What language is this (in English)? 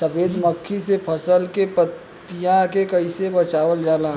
Bhojpuri